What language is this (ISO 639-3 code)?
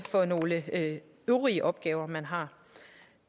dan